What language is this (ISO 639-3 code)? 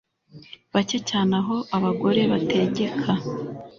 kin